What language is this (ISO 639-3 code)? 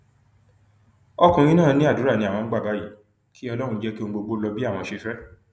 yor